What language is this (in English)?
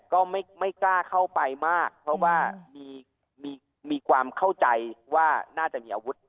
Thai